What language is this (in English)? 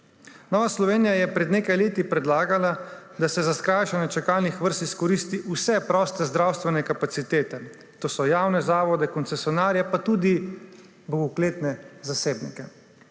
Slovenian